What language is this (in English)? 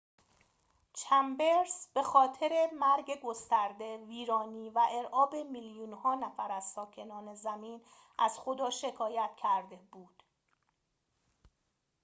Persian